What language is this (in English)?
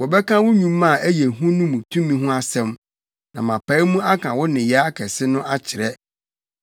Akan